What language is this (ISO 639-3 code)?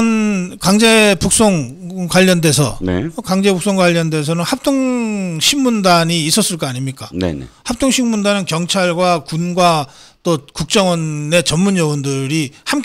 kor